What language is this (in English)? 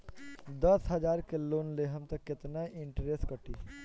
Bhojpuri